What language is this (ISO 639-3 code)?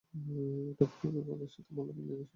ben